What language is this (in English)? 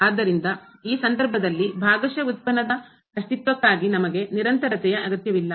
Kannada